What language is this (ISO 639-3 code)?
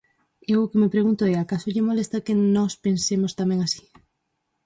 glg